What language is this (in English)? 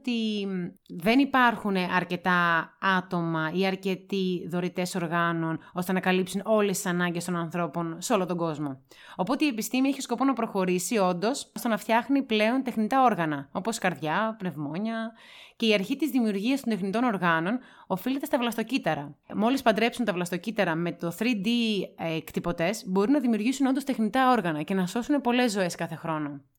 Greek